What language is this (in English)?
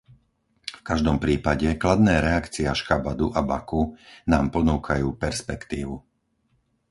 Slovak